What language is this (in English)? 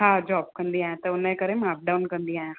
Sindhi